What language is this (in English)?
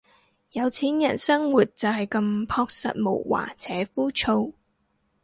Cantonese